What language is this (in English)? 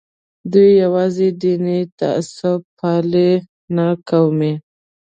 Pashto